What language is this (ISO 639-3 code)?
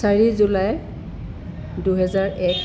asm